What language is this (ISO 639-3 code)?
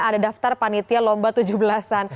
ind